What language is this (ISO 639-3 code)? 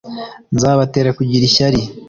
kin